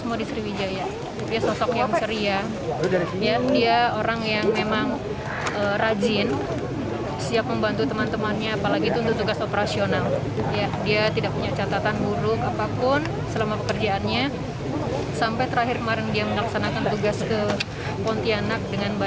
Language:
Indonesian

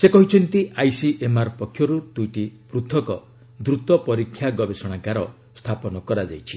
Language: Odia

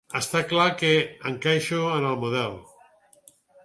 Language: Catalan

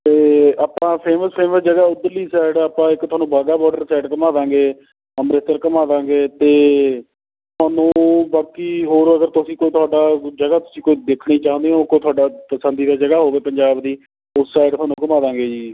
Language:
Punjabi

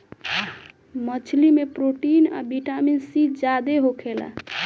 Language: Bhojpuri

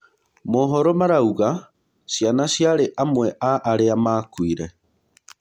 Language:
Kikuyu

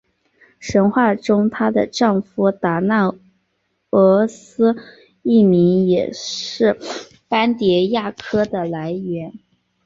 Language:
Chinese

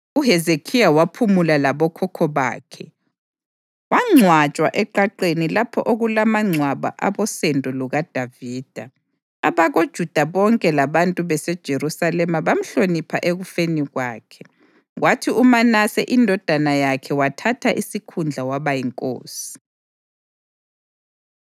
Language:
North Ndebele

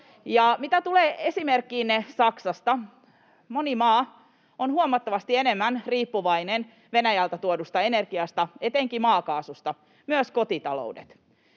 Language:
Finnish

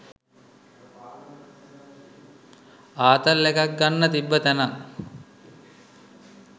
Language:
Sinhala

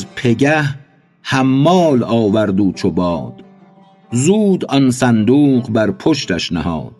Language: Persian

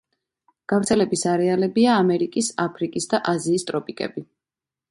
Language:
Georgian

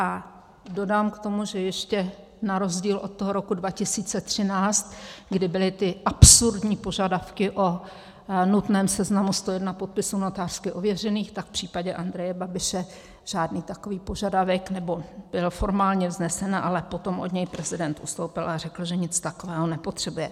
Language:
Czech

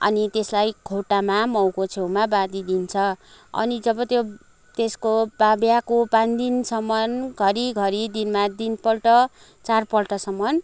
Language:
Nepali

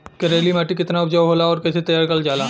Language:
Bhojpuri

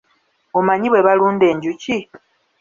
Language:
Ganda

